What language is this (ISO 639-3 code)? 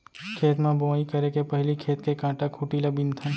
hne